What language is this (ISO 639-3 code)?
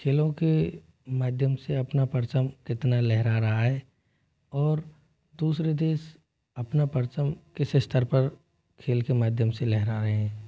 hin